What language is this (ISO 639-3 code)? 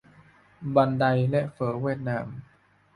tha